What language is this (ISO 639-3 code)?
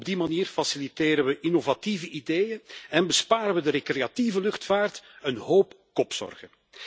nld